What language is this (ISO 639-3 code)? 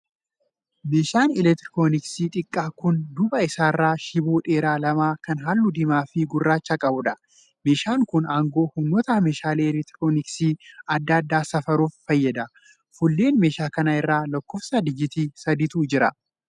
orm